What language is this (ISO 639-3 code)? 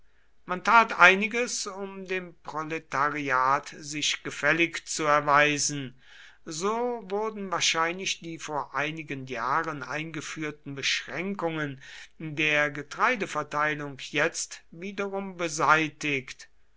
deu